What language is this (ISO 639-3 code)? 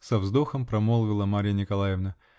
rus